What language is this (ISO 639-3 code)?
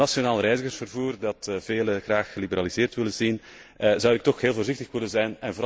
nld